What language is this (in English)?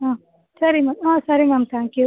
Kannada